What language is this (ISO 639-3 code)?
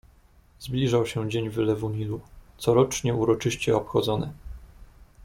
pol